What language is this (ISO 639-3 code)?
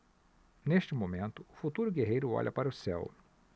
por